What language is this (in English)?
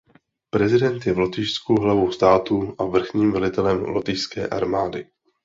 Czech